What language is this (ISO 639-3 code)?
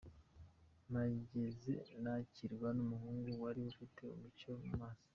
kin